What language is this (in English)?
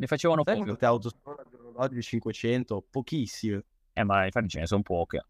Italian